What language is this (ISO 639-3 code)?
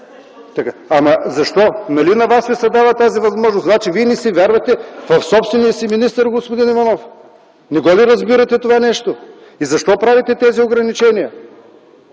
bul